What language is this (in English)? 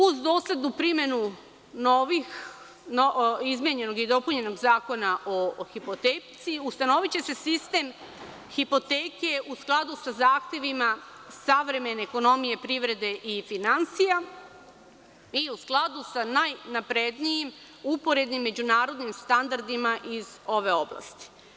Serbian